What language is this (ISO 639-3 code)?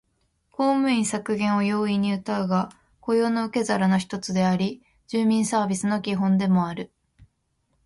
jpn